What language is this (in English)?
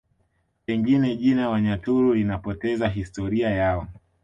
Swahili